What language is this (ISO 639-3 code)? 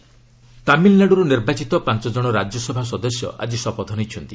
ori